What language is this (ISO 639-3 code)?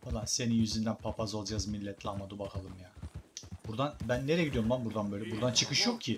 tur